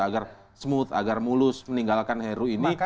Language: Indonesian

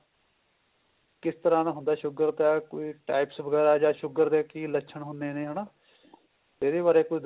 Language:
Punjabi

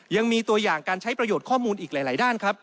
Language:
Thai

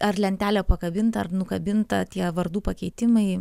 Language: Lithuanian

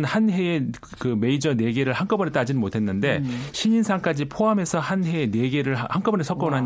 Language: Korean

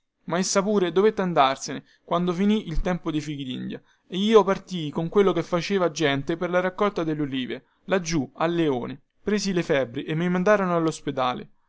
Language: Italian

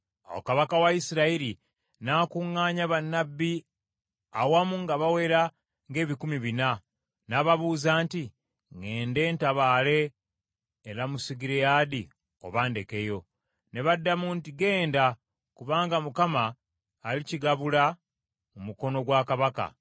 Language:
Ganda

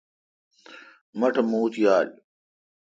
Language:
Kalkoti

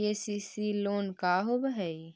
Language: Magahi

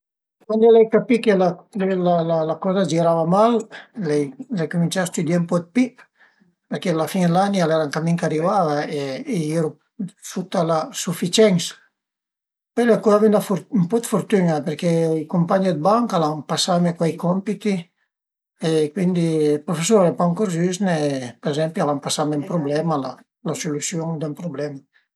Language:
Piedmontese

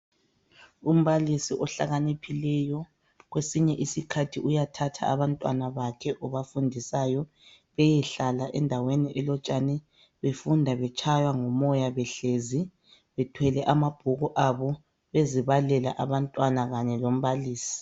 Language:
North Ndebele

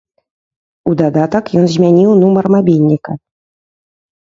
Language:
Belarusian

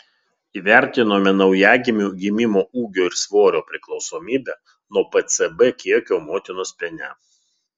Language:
Lithuanian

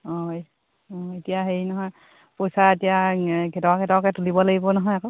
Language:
Assamese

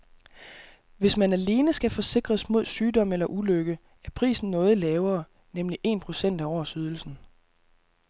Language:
Danish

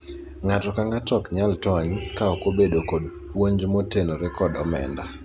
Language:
Luo (Kenya and Tanzania)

